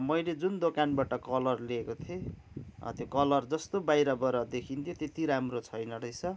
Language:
Nepali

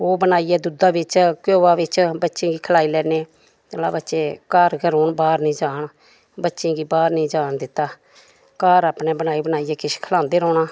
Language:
Dogri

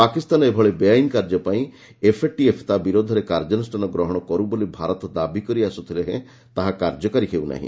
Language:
Odia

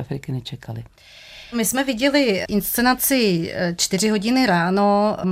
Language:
Czech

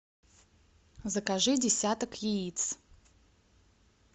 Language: Russian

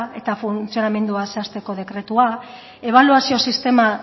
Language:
Basque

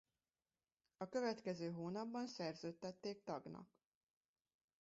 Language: Hungarian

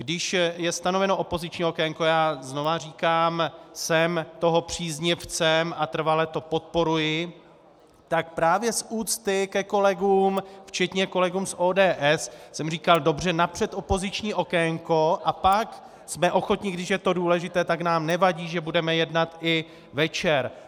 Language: Czech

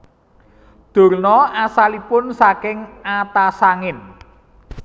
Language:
Javanese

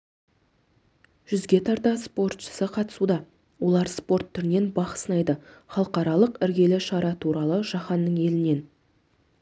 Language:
Kazakh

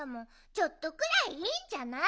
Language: Japanese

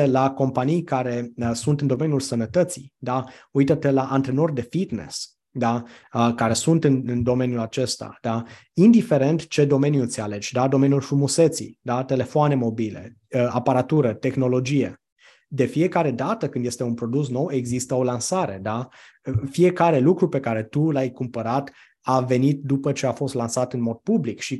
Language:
Romanian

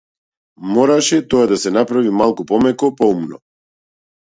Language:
Macedonian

